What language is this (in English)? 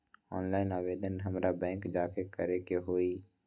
Magahi